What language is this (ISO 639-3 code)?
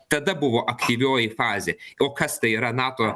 lit